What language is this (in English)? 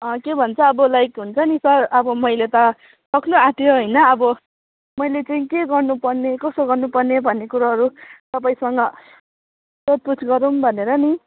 Nepali